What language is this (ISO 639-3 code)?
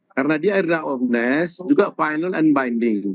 ind